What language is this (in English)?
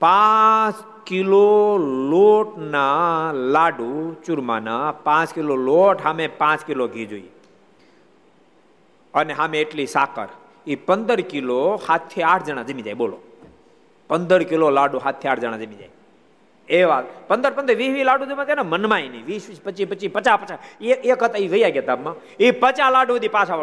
Gujarati